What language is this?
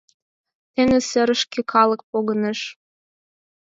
Mari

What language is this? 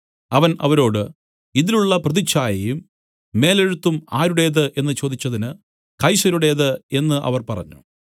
Malayalam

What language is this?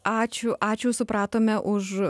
Lithuanian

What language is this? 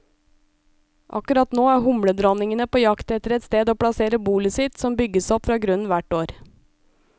Norwegian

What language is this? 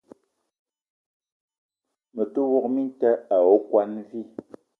Eton (Cameroon)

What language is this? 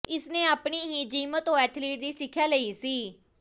Punjabi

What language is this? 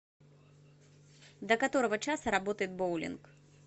Russian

